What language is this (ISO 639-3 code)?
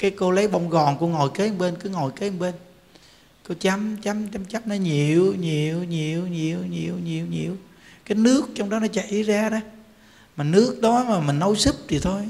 vie